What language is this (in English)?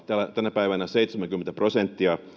Finnish